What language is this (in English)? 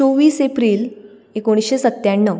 Konkani